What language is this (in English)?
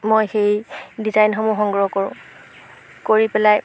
Assamese